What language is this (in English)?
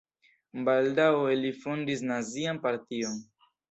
Esperanto